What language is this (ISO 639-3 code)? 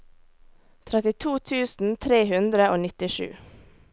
nor